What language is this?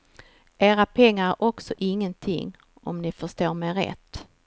Swedish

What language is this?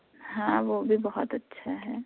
Urdu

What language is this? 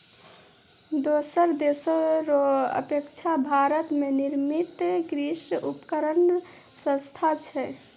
Maithili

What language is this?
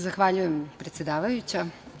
Serbian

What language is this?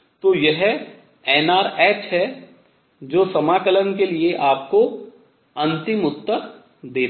Hindi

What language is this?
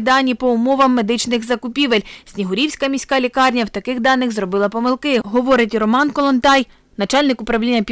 Ukrainian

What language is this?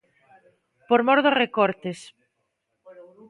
Galician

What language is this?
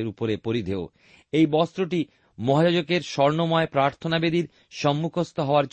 Bangla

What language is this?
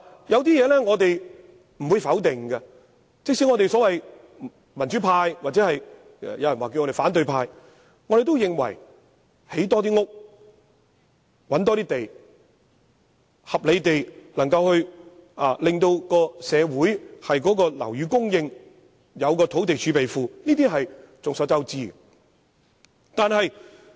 Cantonese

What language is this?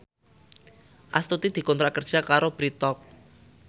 Javanese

